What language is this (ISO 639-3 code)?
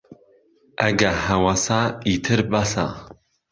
ckb